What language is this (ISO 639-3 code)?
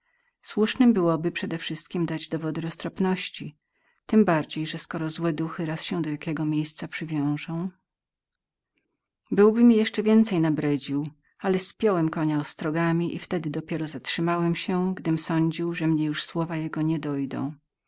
pol